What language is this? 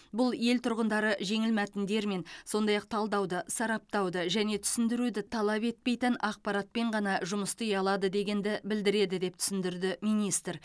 Kazakh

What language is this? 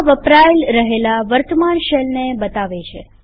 Gujarati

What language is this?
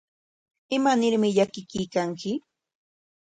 Corongo Ancash Quechua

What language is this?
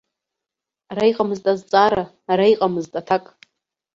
Abkhazian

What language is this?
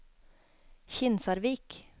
Norwegian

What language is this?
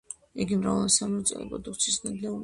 Georgian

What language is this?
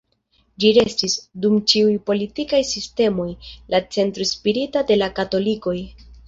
Esperanto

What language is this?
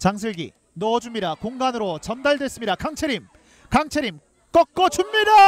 Korean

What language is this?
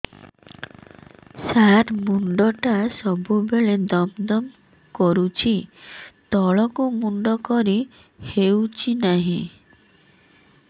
Odia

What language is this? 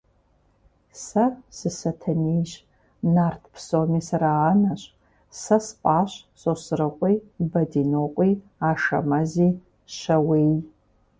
Kabardian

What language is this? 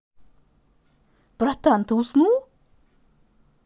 Russian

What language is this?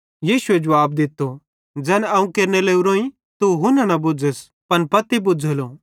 Bhadrawahi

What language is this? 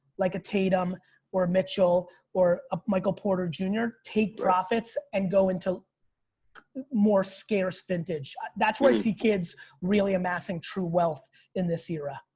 English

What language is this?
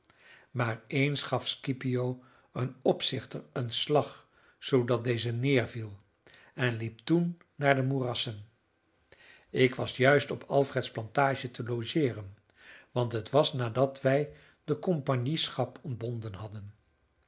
Dutch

